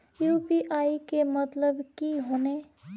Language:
Magahi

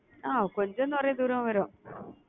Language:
Tamil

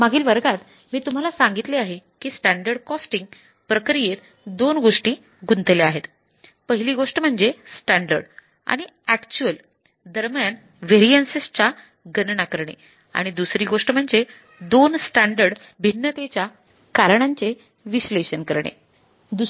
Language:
Marathi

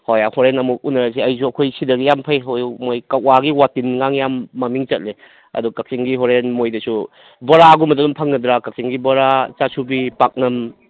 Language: Manipuri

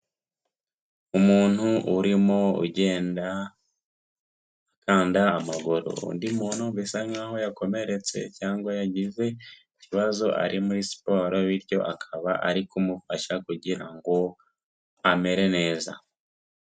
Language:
Kinyarwanda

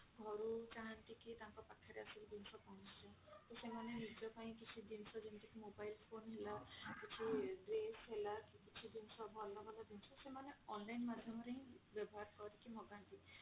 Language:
Odia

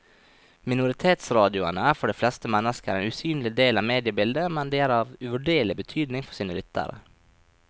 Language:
Norwegian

